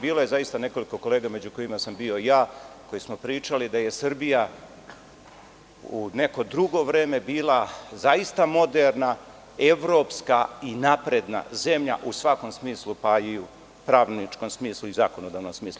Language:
Serbian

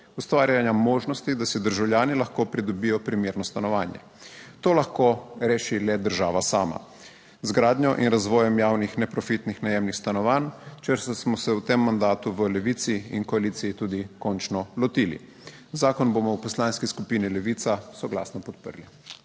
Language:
Slovenian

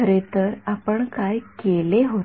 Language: Marathi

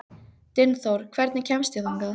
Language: Icelandic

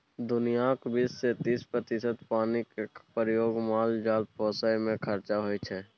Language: Maithili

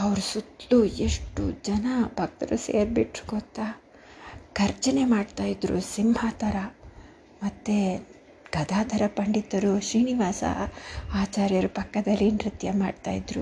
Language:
Kannada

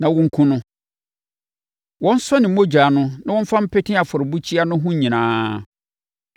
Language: Akan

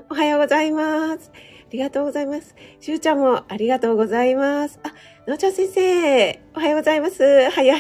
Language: Japanese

